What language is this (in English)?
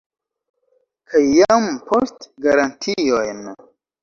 Esperanto